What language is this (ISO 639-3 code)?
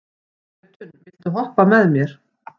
isl